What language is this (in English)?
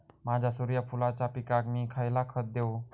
Marathi